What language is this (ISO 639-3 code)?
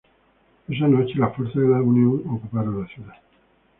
spa